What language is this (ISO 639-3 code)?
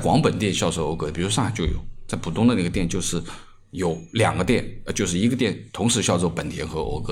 zho